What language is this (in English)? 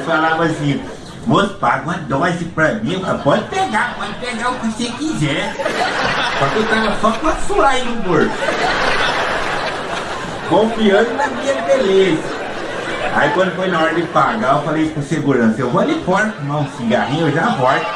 Portuguese